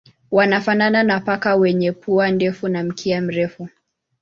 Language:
Swahili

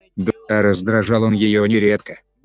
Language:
Russian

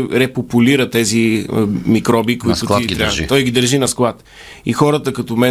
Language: Bulgarian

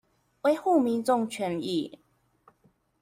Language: Chinese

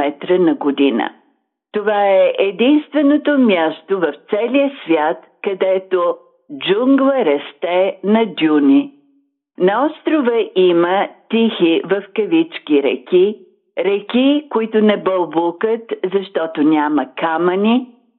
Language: Bulgarian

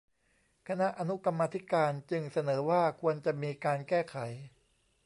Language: Thai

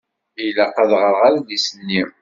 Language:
Kabyle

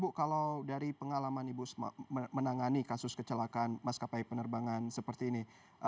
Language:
Indonesian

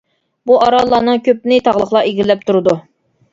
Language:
Uyghur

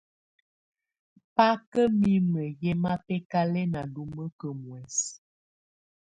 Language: Tunen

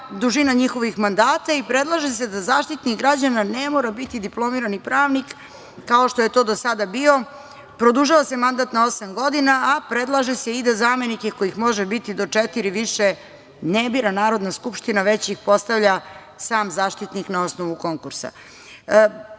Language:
Serbian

